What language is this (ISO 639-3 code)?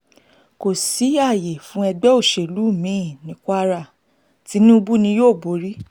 yor